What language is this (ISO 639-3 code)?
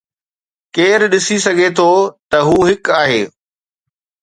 snd